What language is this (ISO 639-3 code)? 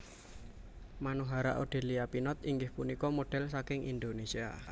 jav